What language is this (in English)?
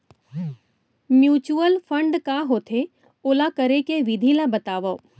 Chhattisgarhi